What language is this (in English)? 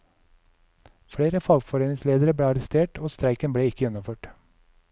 Norwegian